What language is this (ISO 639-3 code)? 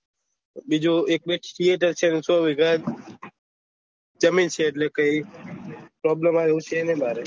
guj